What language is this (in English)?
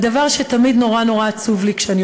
Hebrew